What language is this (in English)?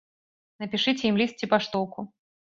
Belarusian